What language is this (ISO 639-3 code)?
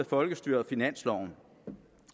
dan